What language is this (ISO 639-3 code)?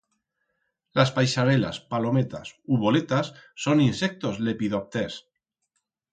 arg